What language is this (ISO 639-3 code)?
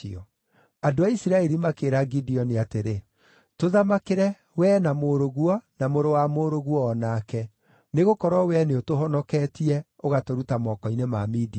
kik